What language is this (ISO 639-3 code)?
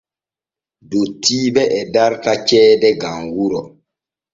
fue